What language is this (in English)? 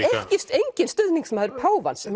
Icelandic